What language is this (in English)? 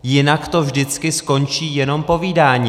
Czech